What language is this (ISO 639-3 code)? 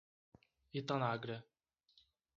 por